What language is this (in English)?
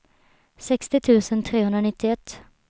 Swedish